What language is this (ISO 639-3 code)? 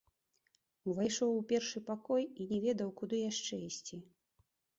bel